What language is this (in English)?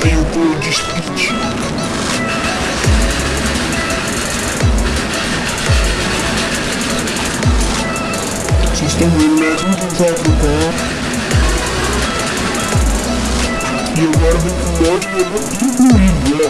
Portuguese